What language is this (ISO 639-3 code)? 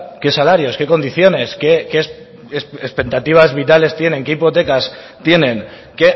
spa